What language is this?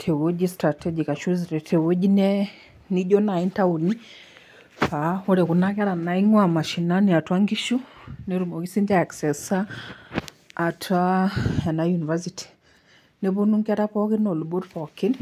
Masai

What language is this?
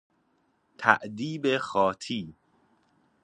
Persian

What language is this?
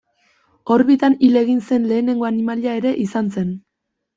Basque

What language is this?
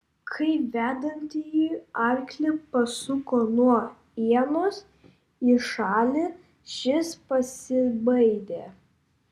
Lithuanian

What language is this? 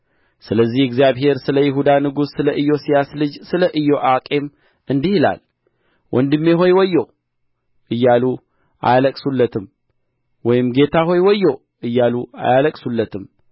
Amharic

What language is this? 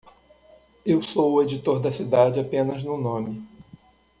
Portuguese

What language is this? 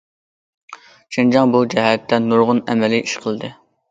Uyghur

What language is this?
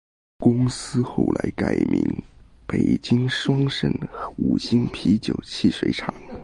Chinese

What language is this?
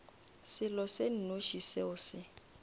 Northern Sotho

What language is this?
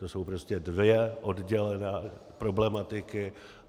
Czech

